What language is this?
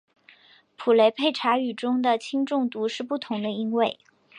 Chinese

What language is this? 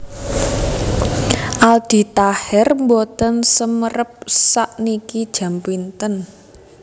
Javanese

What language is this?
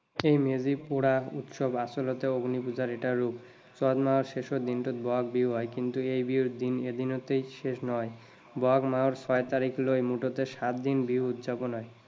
Assamese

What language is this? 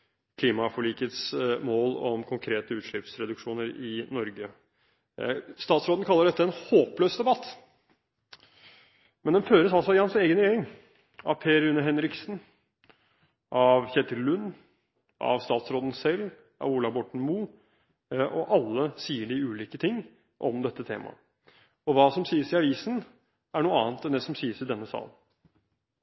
Norwegian Bokmål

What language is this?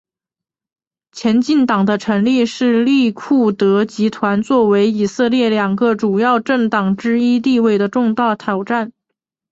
Chinese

